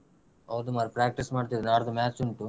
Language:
Kannada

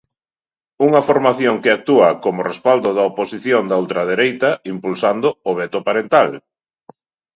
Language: Galician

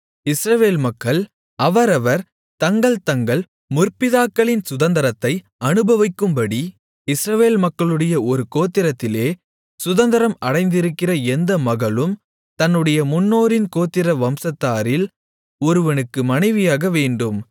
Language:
Tamil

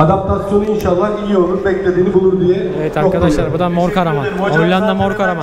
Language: Turkish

